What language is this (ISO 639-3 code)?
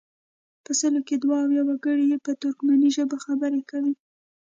pus